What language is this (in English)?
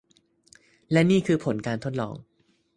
Thai